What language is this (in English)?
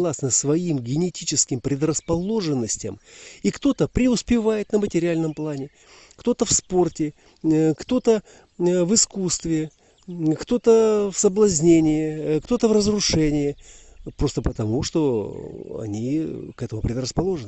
Russian